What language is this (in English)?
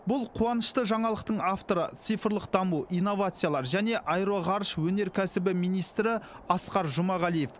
Kazakh